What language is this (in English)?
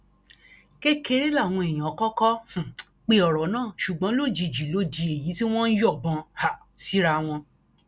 Yoruba